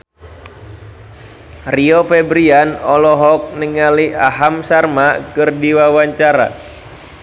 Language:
Sundanese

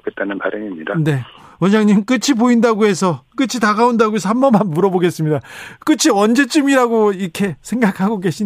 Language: Korean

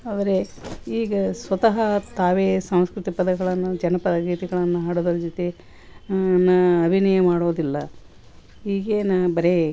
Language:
Kannada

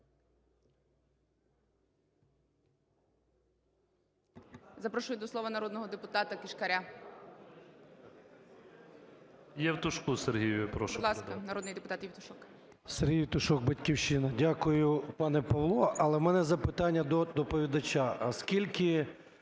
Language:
Ukrainian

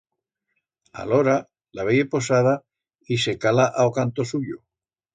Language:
Aragonese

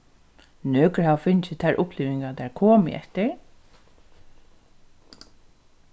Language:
Faroese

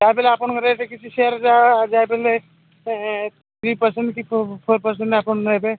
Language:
Odia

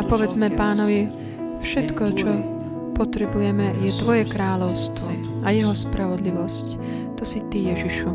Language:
Slovak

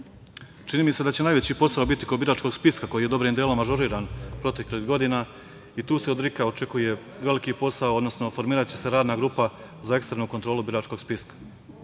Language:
Serbian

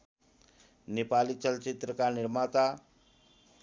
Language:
Nepali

